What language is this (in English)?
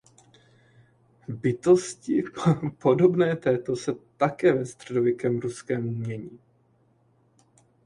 Czech